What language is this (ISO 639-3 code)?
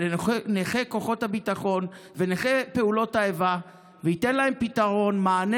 heb